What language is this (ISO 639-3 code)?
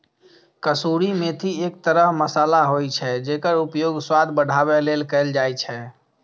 mai